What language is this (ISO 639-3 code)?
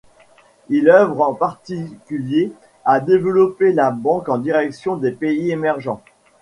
fra